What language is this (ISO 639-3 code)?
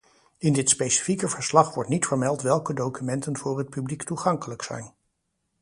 nld